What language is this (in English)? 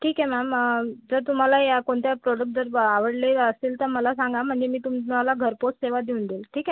Marathi